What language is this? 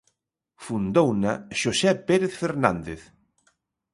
Galician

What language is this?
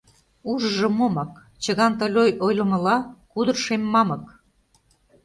Mari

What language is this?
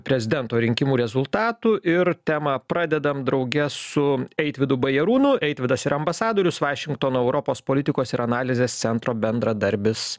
Lithuanian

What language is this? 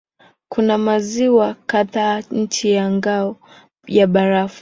Swahili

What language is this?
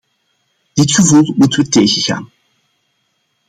Dutch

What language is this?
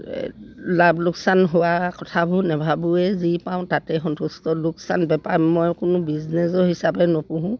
Assamese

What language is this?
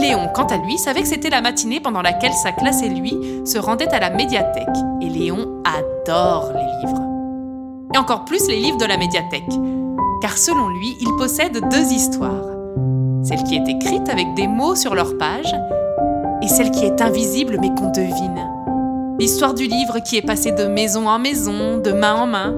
French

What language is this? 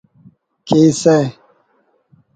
Brahui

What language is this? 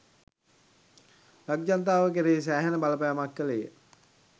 Sinhala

